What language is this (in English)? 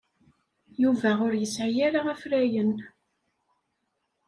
Kabyle